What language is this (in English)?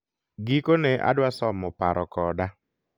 Luo (Kenya and Tanzania)